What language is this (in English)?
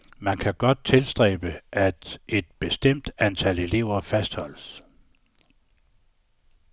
Danish